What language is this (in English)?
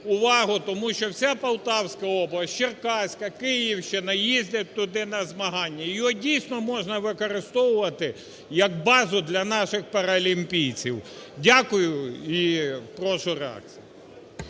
Ukrainian